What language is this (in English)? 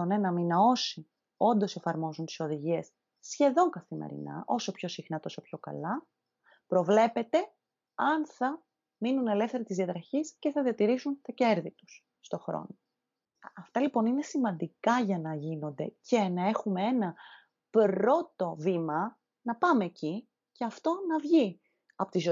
Greek